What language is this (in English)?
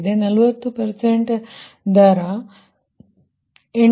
Kannada